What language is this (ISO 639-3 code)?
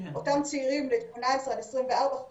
heb